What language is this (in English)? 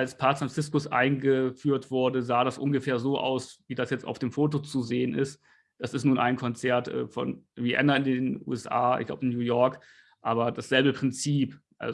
German